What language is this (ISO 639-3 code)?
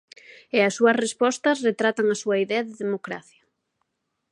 glg